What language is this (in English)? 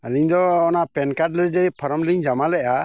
Santali